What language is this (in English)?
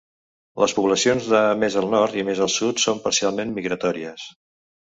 Catalan